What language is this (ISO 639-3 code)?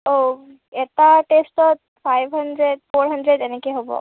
asm